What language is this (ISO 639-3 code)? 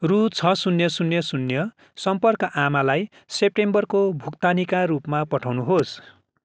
nep